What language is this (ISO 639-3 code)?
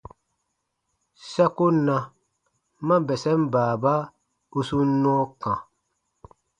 bba